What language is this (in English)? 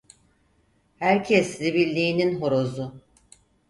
Turkish